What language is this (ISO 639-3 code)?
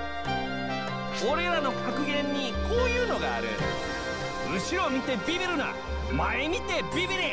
jpn